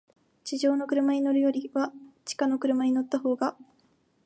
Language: Japanese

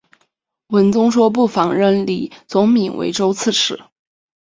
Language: Chinese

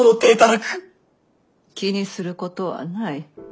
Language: Japanese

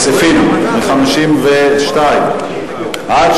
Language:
Hebrew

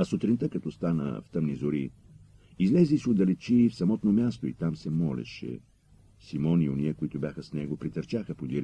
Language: Bulgarian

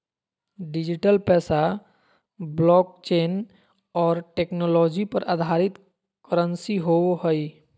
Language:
Magahi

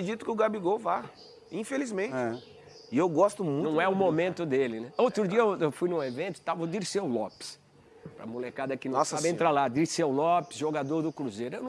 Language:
Portuguese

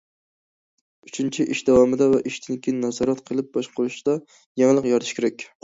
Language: Uyghur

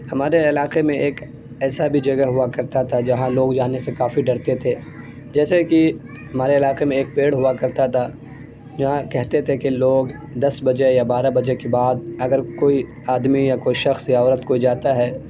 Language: Urdu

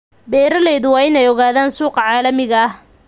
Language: Somali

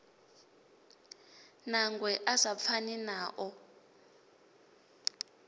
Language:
Venda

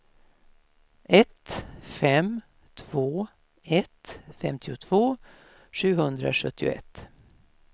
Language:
Swedish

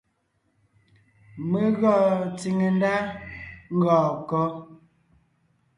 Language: Ngiemboon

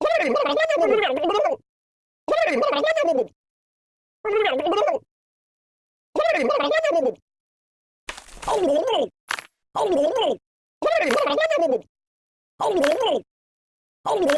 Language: English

